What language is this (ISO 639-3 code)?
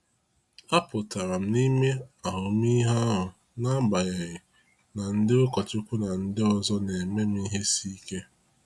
ibo